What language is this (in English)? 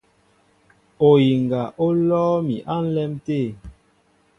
Mbo (Cameroon)